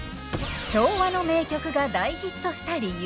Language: Japanese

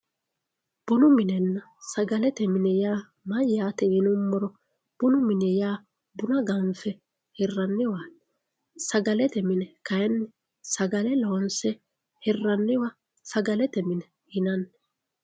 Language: Sidamo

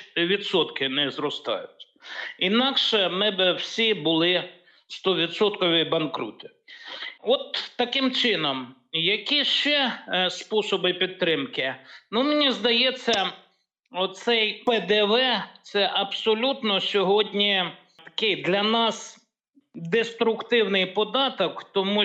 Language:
Ukrainian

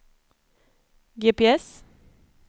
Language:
Swedish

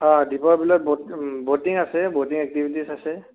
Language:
Assamese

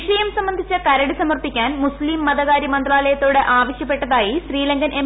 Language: Malayalam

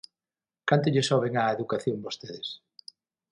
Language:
Galician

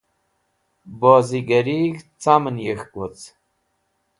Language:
Wakhi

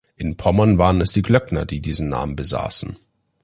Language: German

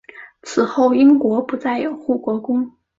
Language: Chinese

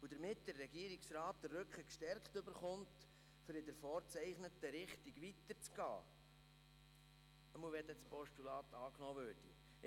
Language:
Swiss German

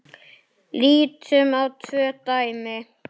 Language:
Icelandic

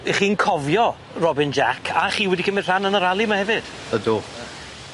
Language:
Welsh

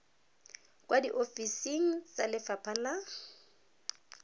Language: Tswana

